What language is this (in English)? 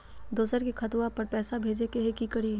Magahi